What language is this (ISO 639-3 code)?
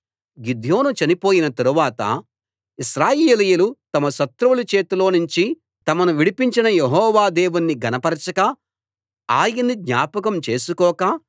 tel